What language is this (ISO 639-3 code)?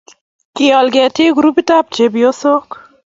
kln